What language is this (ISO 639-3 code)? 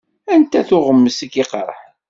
kab